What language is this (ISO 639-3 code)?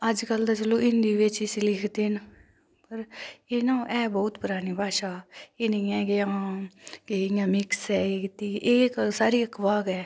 doi